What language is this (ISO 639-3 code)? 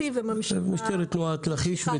heb